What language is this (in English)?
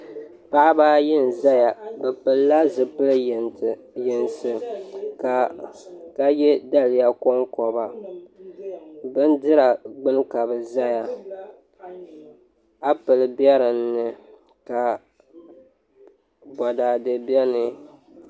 Dagbani